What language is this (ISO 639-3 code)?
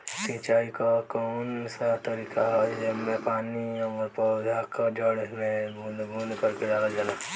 bho